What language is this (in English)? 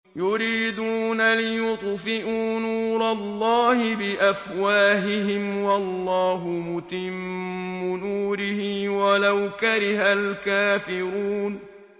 Arabic